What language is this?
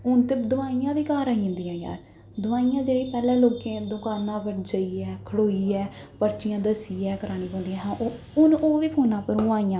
Dogri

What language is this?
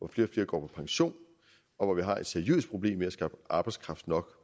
Danish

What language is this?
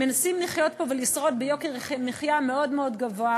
Hebrew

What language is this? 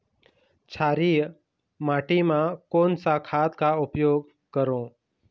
Chhattisgarhi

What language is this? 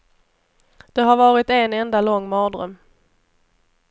Swedish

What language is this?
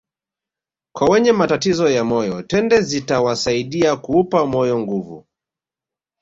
Swahili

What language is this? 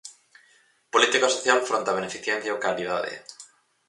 Galician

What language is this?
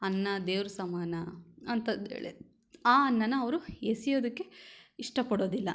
Kannada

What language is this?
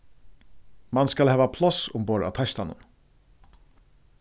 Faroese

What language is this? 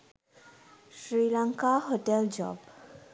Sinhala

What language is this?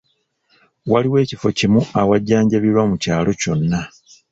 Ganda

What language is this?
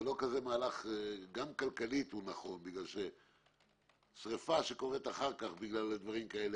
Hebrew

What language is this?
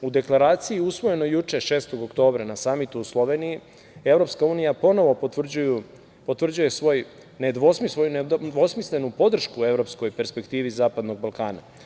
Serbian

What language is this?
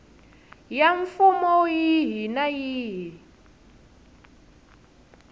Tsonga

